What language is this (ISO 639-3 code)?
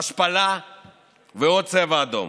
heb